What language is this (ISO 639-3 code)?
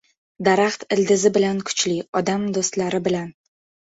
uzb